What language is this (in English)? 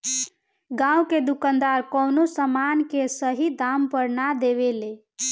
Bhojpuri